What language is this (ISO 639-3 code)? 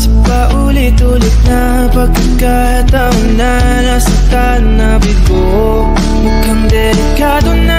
fil